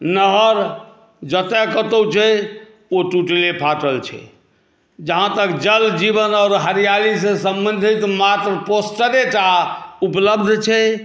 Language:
Maithili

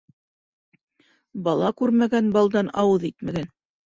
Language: Bashkir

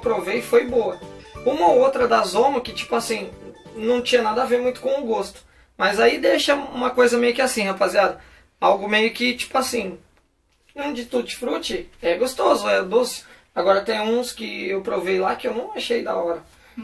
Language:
Portuguese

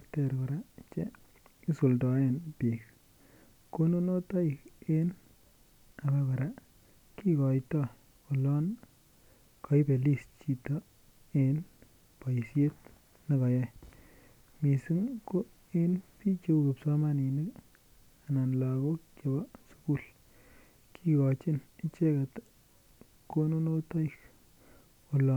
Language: Kalenjin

